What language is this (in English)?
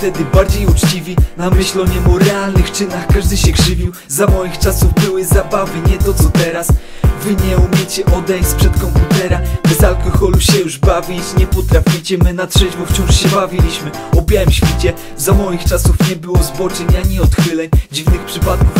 Polish